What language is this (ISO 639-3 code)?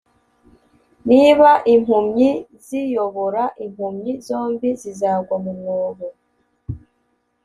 kin